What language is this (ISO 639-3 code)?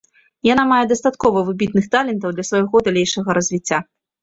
bel